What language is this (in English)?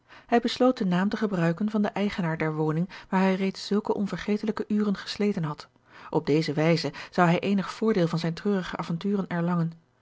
Dutch